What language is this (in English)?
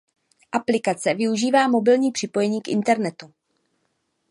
Czech